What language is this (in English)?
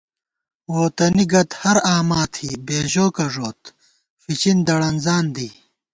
Gawar-Bati